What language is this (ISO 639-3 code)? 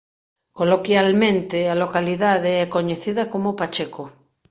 glg